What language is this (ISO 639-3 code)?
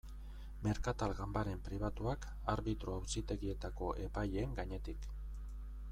eus